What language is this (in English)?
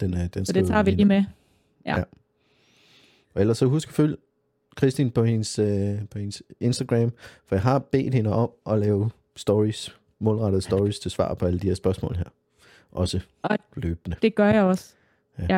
Danish